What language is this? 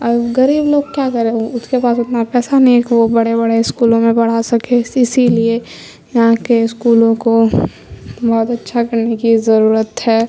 Urdu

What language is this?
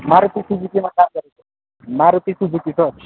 Nepali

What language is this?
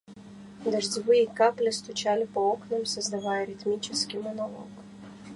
Russian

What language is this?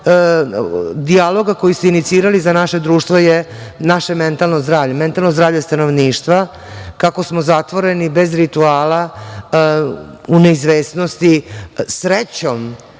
Serbian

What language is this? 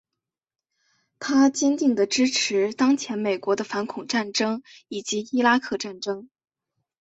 Chinese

